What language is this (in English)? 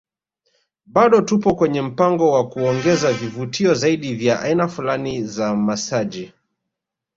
Swahili